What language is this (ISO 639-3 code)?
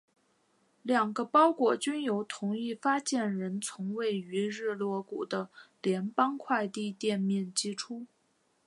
zho